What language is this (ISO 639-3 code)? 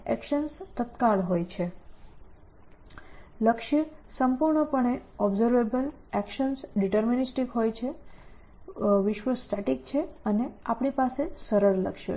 guj